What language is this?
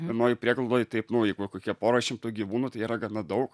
Lithuanian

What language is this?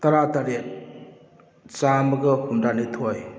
Manipuri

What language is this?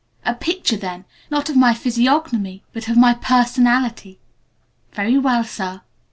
English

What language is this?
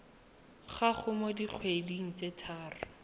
Tswana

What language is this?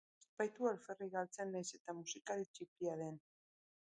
Basque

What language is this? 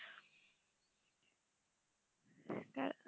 Bangla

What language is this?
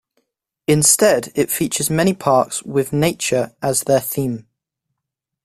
English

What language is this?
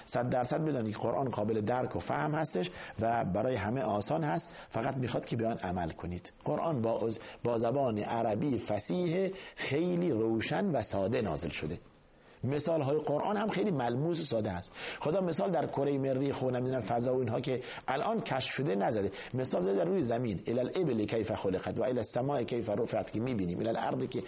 Persian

